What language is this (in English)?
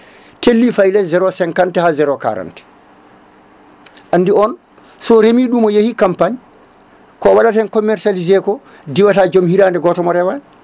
Fula